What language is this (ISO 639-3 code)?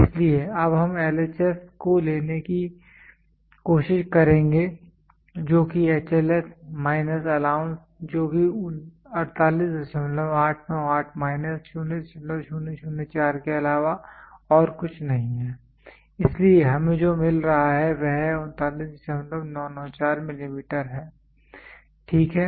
hin